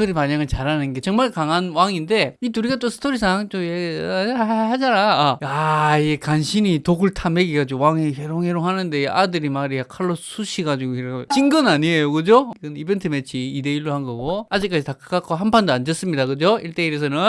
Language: Korean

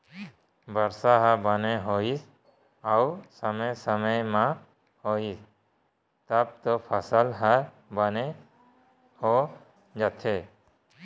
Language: Chhattisgarhi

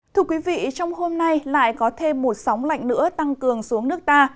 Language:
Vietnamese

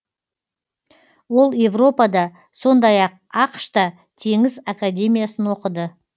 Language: Kazakh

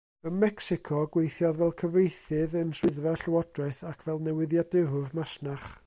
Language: Welsh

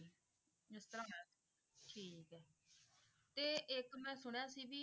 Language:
Punjabi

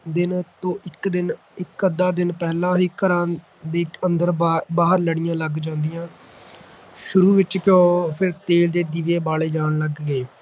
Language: Punjabi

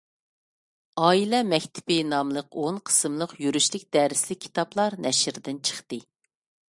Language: Uyghur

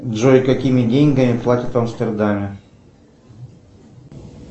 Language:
Russian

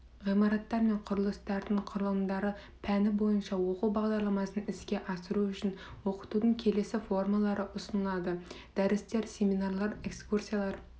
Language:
Kazakh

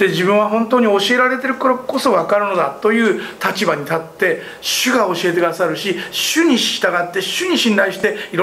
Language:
Japanese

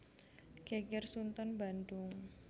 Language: Javanese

